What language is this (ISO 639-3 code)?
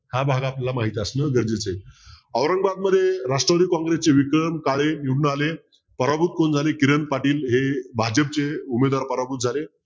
mar